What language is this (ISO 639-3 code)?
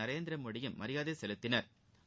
tam